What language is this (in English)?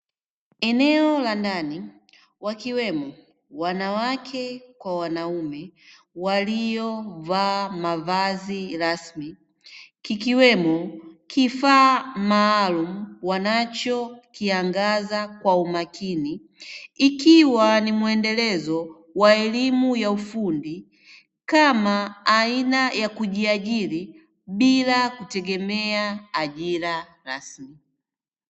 Swahili